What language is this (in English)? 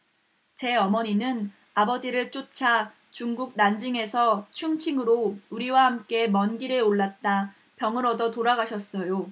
Korean